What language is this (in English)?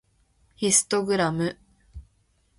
Japanese